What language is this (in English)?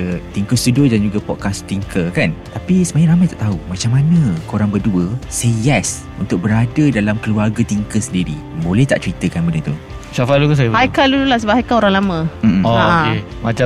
Malay